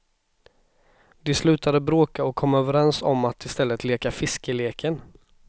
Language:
Swedish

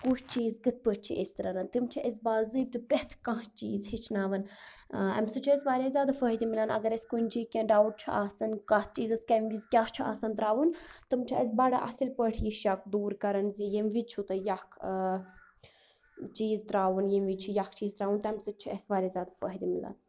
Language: Kashmiri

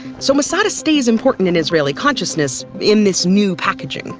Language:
English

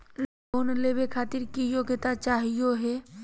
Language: Magahi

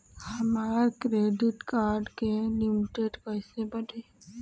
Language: Bhojpuri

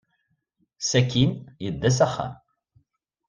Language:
Kabyle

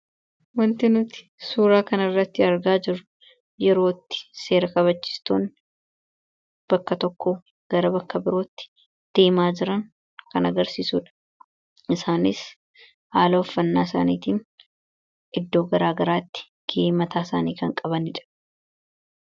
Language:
Oromo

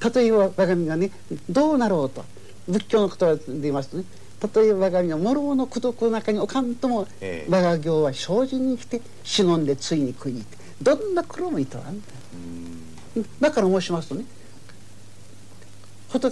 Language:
Japanese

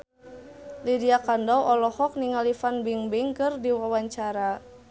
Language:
Sundanese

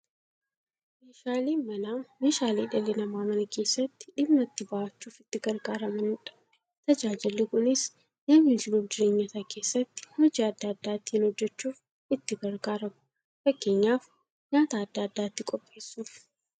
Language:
Oromo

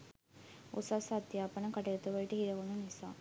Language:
Sinhala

